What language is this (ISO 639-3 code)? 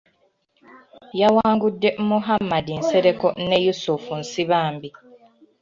lug